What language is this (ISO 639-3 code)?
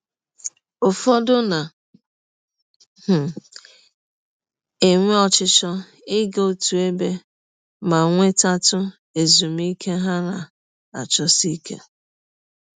ibo